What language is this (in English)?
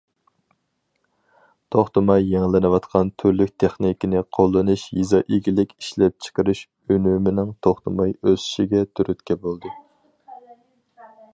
Uyghur